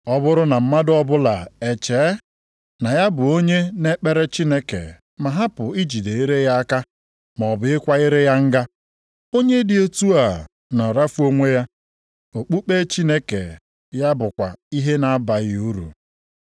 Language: Igbo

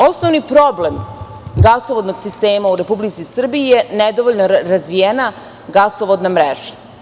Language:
Serbian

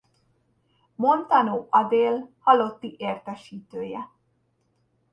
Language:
Hungarian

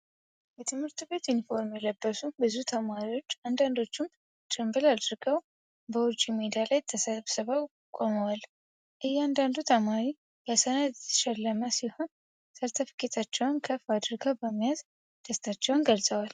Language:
Amharic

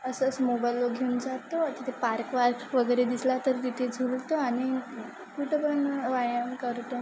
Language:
Marathi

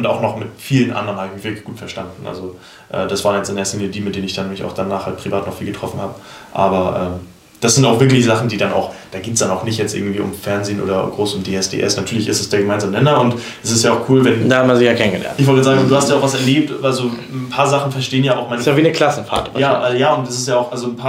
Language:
German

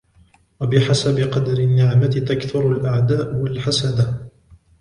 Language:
Arabic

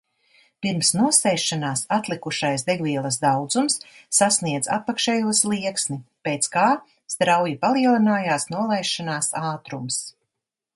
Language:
Latvian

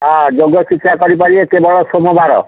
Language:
Odia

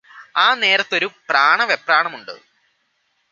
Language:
Malayalam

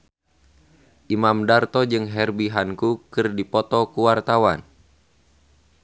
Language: Sundanese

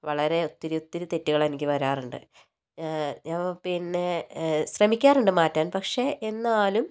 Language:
Malayalam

